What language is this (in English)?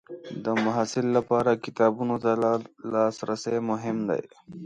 Pashto